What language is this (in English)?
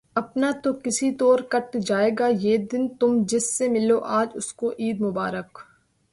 Urdu